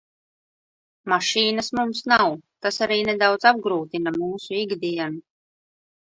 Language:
Latvian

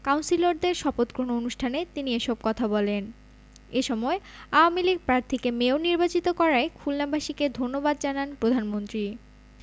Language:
Bangla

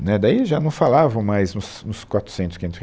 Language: Portuguese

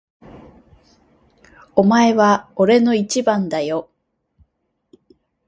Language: Japanese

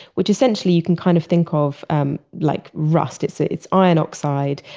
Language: English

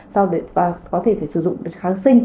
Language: Vietnamese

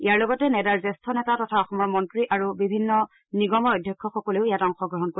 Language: Assamese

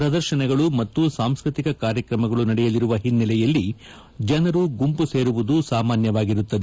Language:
Kannada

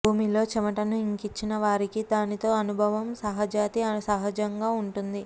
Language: Telugu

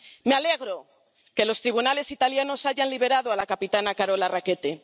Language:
Spanish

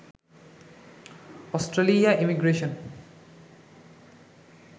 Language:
Bangla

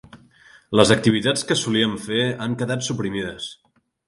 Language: Catalan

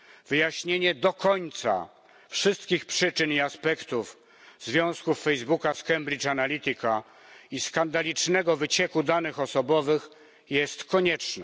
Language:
Polish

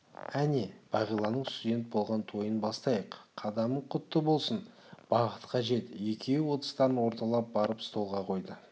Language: Kazakh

